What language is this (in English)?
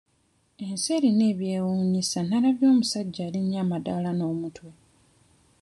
Ganda